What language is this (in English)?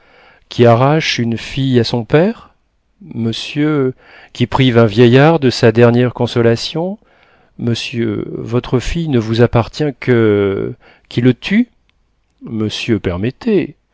French